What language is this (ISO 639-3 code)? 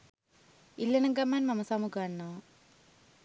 sin